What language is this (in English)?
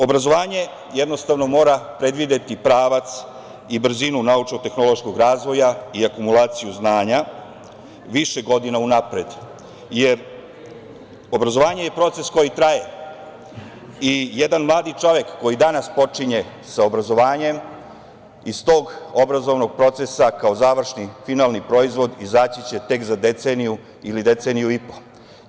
Serbian